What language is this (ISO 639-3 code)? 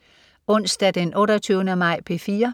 dan